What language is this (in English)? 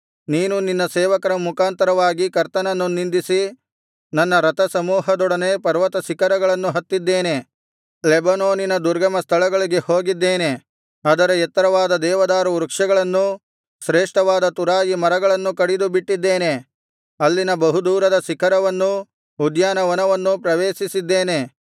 Kannada